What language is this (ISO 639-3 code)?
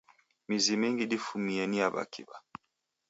dav